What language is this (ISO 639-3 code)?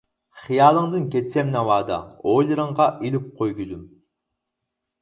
uig